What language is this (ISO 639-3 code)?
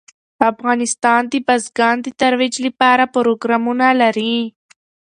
pus